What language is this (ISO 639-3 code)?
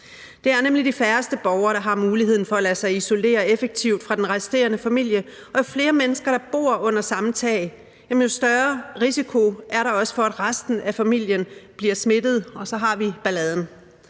dan